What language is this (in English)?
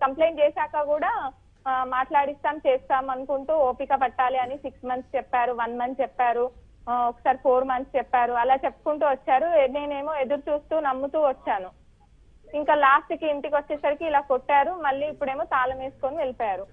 Telugu